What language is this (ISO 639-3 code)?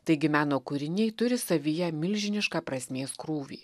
lit